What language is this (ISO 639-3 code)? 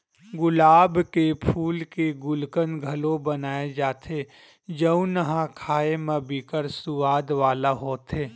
hne